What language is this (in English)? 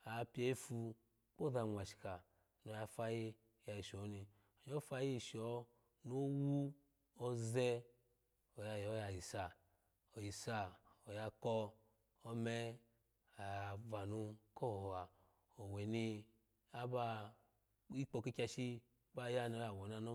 Alago